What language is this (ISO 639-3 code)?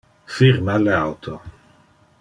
ina